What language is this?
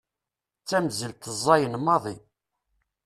Kabyle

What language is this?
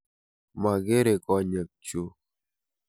Kalenjin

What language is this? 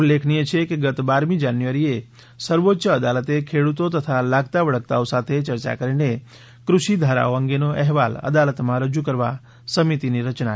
Gujarati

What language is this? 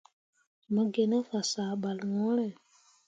Mundang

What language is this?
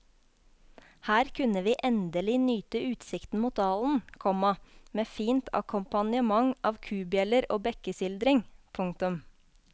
Norwegian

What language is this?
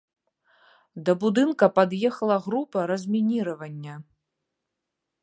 Belarusian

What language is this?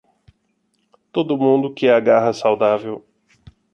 Portuguese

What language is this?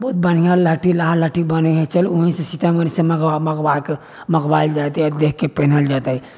Maithili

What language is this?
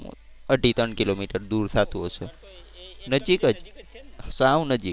Gujarati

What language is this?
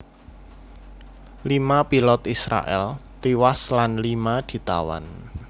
Javanese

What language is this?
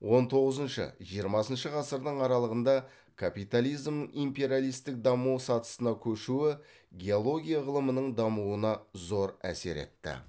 Kazakh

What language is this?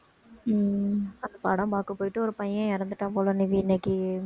Tamil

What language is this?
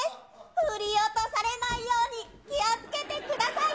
Japanese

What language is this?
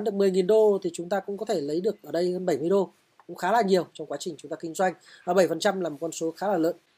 Vietnamese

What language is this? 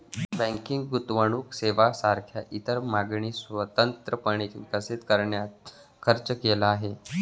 Marathi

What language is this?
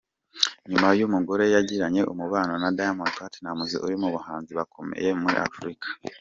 Kinyarwanda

